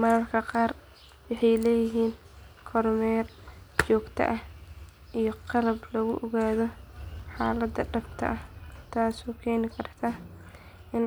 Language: Somali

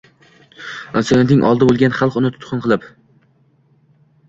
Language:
Uzbek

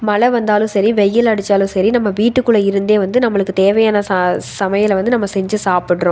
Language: Tamil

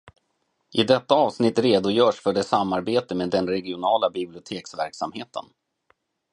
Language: Swedish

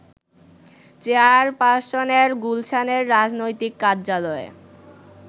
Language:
Bangla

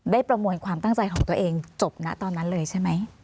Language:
Thai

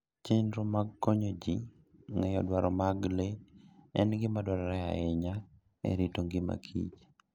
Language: Luo (Kenya and Tanzania)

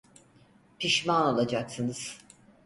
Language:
Turkish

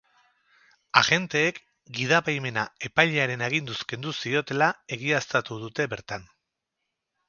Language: Basque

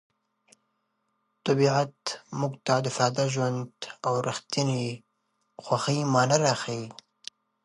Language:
Pashto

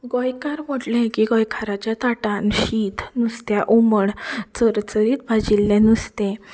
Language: Konkani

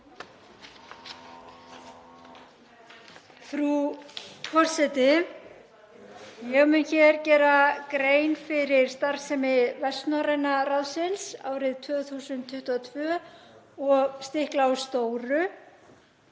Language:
Icelandic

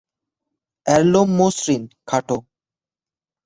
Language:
Bangla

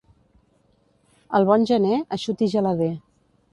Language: Catalan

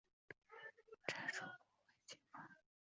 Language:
Chinese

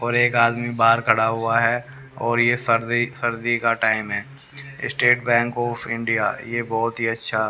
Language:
Hindi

